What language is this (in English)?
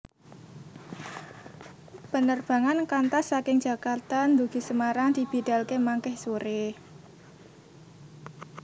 Javanese